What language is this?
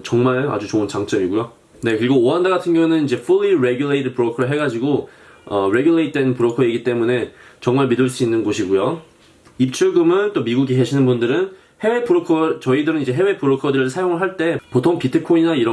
Korean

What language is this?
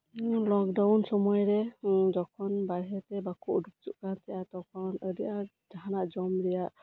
Santali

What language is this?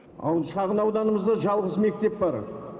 Kazakh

